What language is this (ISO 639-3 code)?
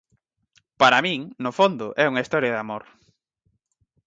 glg